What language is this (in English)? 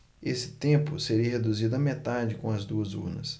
Portuguese